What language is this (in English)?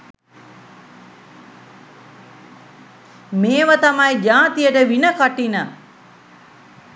Sinhala